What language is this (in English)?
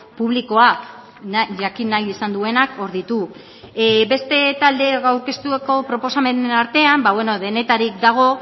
Basque